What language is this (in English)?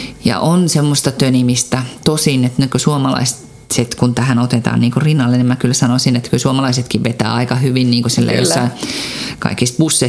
Finnish